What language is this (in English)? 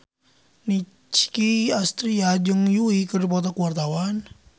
Sundanese